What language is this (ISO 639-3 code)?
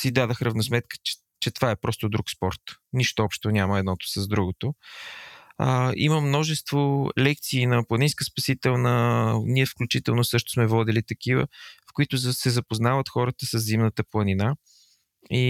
bul